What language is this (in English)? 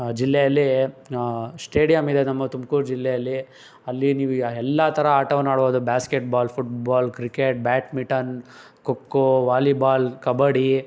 Kannada